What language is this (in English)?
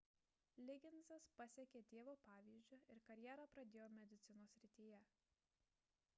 Lithuanian